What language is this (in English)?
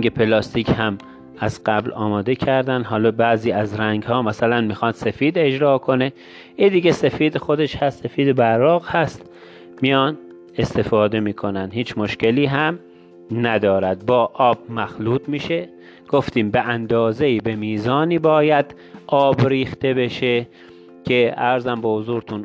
Persian